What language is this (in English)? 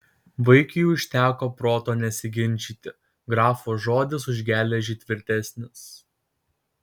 Lithuanian